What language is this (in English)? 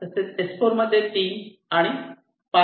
Marathi